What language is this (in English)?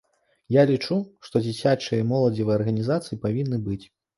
Belarusian